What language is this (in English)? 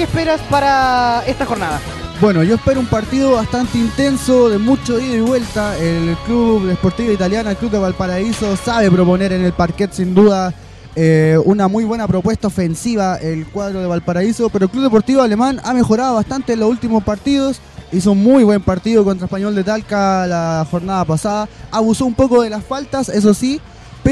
Spanish